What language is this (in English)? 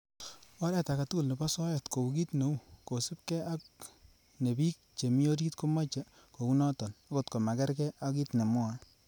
Kalenjin